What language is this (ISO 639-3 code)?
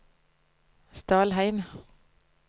nor